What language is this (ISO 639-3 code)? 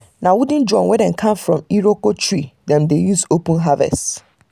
pcm